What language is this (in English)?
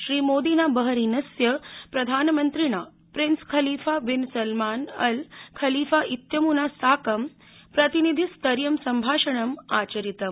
Sanskrit